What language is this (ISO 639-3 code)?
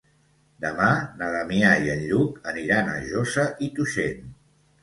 cat